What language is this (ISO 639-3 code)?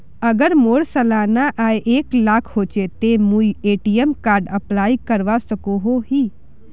mag